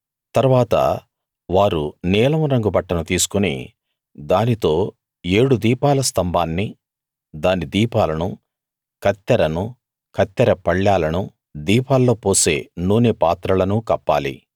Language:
Telugu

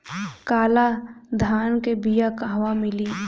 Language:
Bhojpuri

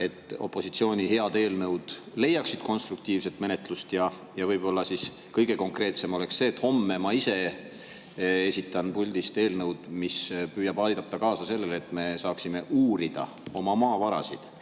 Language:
Estonian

